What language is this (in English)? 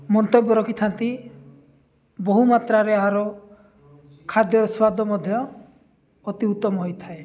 Odia